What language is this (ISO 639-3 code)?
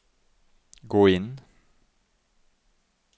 nor